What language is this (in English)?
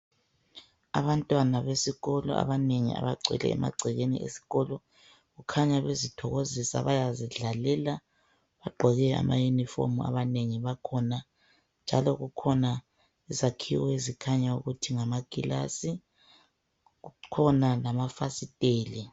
North Ndebele